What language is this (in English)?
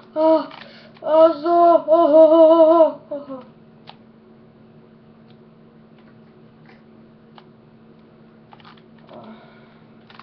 Polish